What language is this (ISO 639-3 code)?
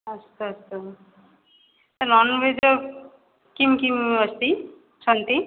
san